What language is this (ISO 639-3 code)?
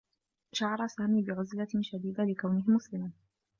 ara